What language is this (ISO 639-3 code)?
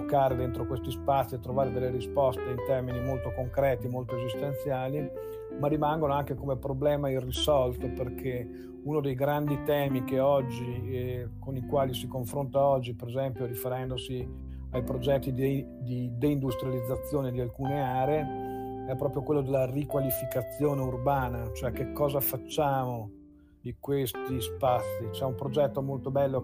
ita